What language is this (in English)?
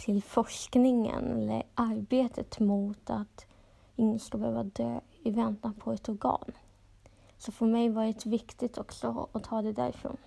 Swedish